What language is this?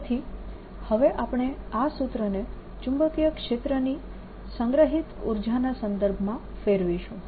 Gujarati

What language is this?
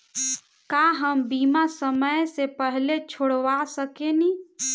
Bhojpuri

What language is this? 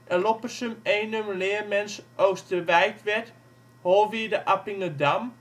Dutch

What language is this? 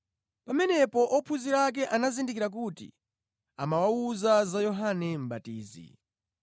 Nyanja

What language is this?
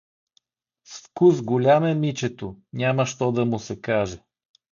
Bulgarian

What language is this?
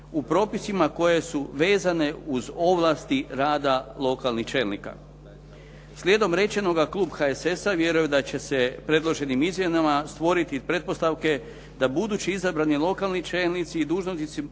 Croatian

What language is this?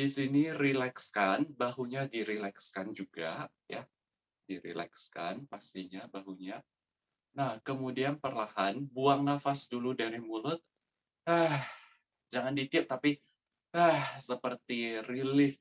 Indonesian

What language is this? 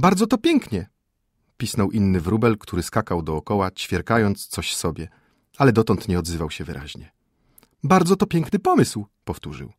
Polish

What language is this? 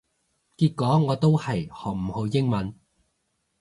Cantonese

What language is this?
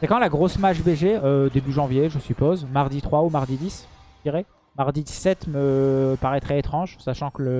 French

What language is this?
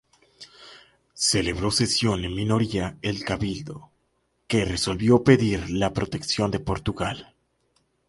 Spanish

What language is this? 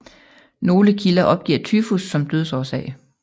Danish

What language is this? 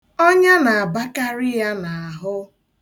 Igbo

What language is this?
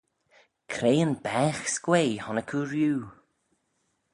Manx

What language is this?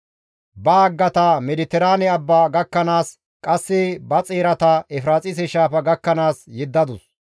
Gamo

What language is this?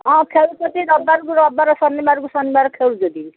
Odia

